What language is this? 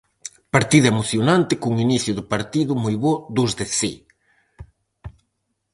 Galician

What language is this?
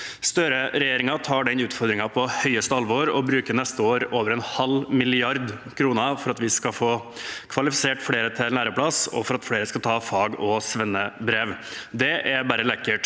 Norwegian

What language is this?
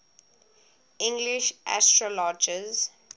English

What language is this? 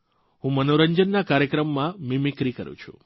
Gujarati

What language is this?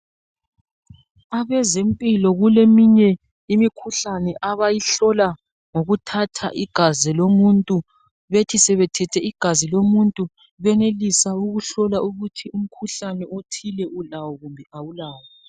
North Ndebele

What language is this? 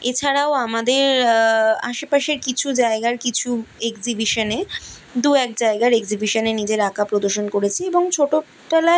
Bangla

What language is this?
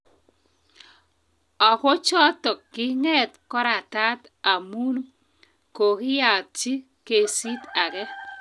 Kalenjin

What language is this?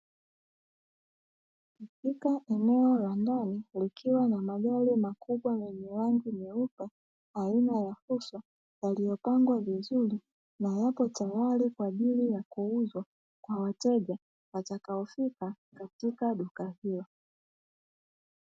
Swahili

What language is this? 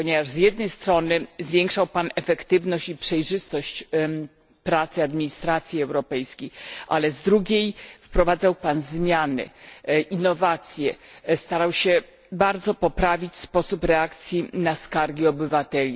Polish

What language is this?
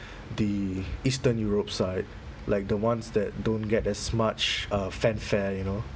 English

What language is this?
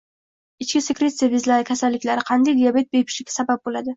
Uzbek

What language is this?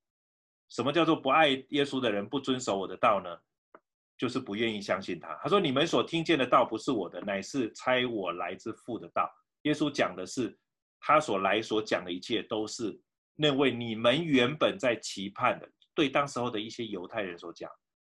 Chinese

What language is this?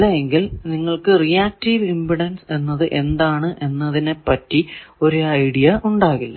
Malayalam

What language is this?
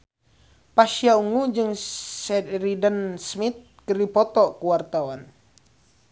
Sundanese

